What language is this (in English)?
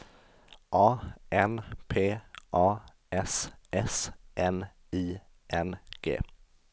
Swedish